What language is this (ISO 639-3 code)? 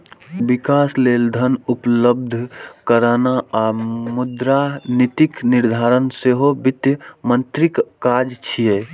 mai